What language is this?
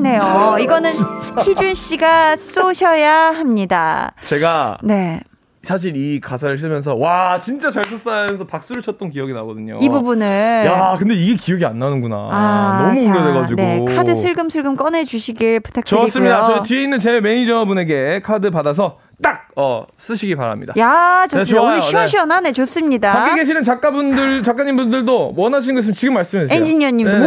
Korean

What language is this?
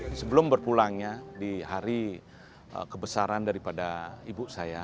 Indonesian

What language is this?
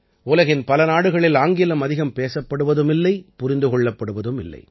Tamil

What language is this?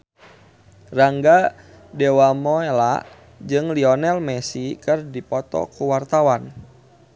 Sundanese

